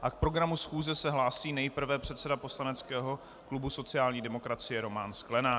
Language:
Czech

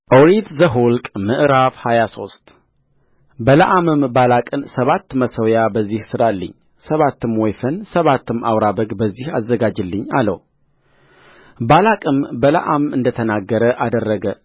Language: Amharic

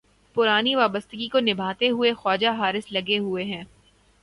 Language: Urdu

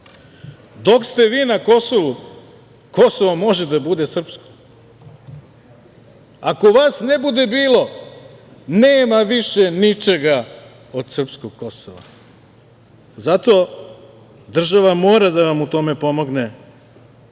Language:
Serbian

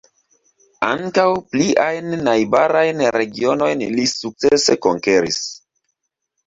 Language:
Esperanto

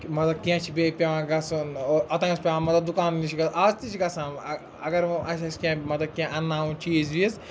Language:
Kashmiri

